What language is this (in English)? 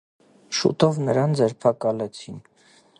Armenian